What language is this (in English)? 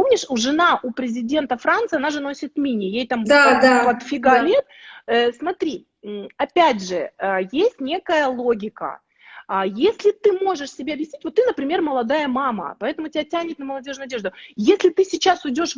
Russian